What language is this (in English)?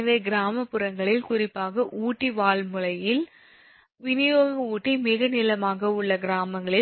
Tamil